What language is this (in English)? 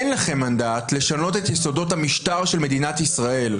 Hebrew